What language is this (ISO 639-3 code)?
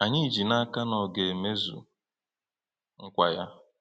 ibo